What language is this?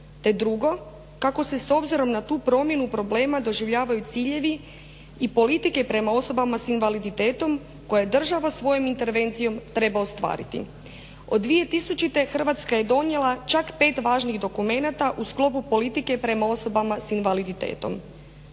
Croatian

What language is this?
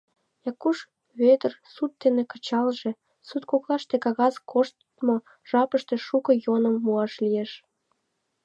Mari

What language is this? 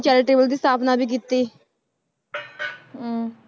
Punjabi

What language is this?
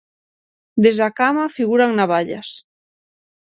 Galician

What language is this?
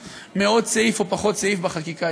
Hebrew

